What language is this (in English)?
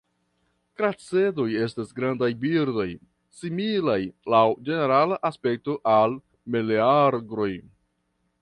Esperanto